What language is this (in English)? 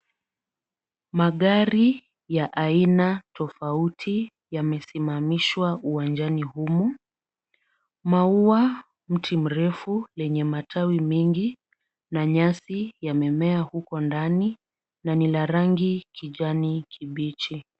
Swahili